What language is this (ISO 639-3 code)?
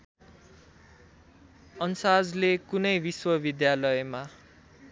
nep